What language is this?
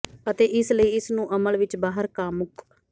Punjabi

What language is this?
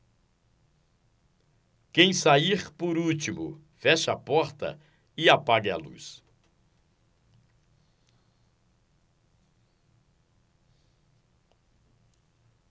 Portuguese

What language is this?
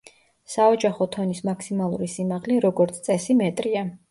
Georgian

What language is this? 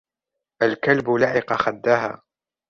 Arabic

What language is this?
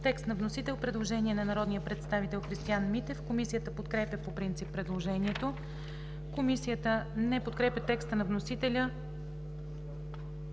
Bulgarian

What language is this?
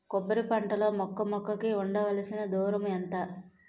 Telugu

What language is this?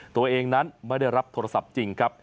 Thai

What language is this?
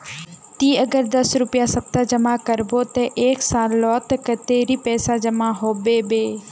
Magahi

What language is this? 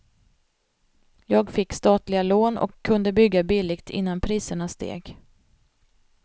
Swedish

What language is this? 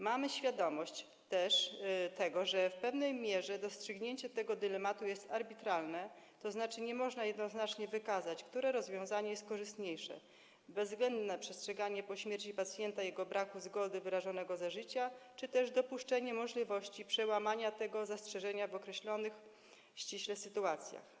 Polish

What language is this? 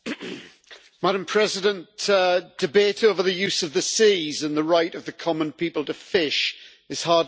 English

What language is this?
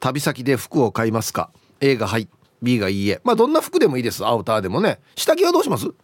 Japanese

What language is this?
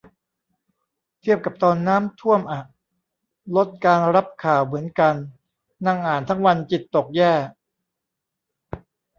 Thai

